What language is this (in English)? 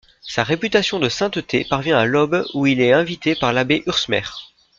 French